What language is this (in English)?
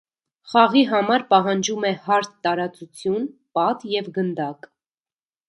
Armenian